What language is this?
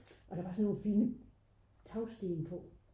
Danish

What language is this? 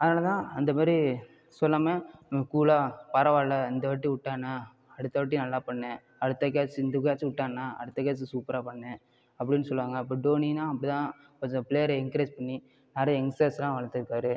Tamil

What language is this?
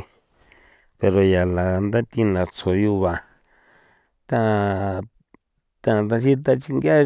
San Felipe Otlaltepec Popoloca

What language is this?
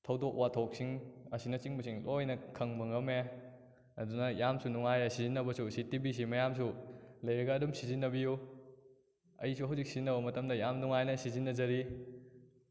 Manipuri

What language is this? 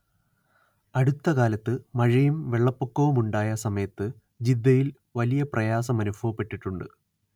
Malayalam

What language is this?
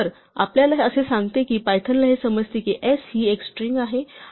Marathi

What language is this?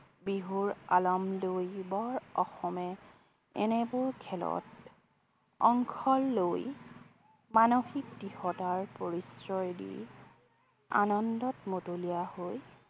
Assamese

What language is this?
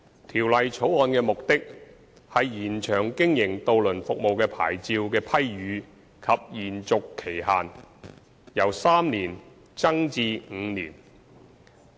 Cantonese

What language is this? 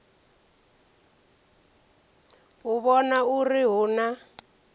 Venda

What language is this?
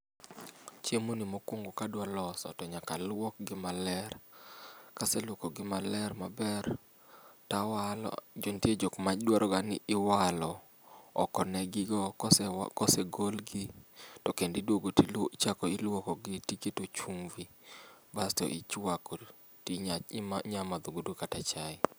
Luo (Kenya and Tanzania)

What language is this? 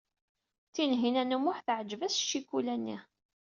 Kabyle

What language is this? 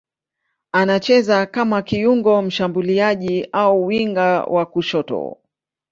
Swahili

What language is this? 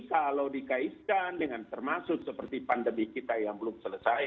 Indonesian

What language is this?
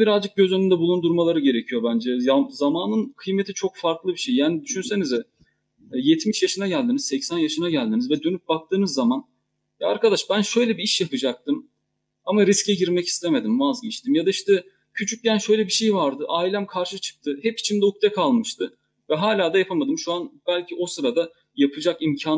Turkish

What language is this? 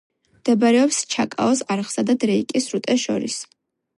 Georgian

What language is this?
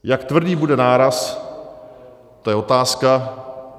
Czech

